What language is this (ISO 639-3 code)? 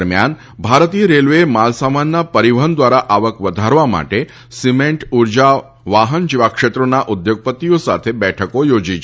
guj